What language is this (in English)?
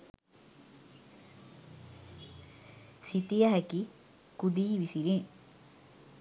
Sinhala